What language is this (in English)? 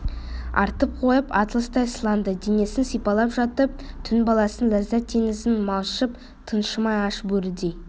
Kazakh